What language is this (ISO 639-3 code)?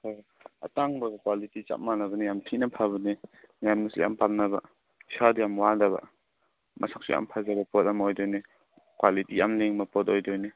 mni